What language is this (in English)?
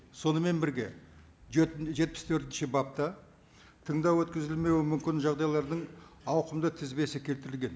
Kazakh